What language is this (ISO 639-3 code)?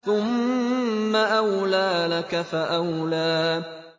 ara